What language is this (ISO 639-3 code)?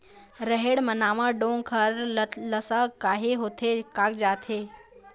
hne